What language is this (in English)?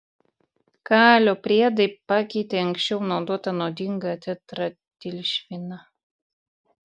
Lithuanian